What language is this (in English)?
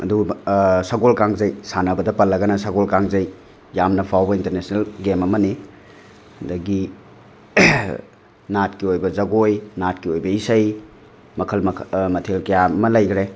Manipuri